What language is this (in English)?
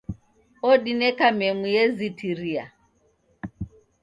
Taita